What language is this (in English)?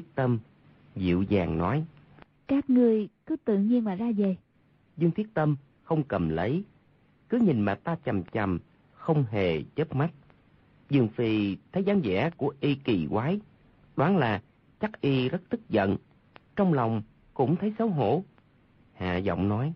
Vietnamese